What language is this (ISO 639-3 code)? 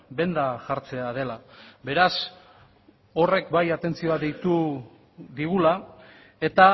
eus